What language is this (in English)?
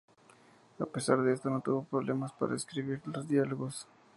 Spanish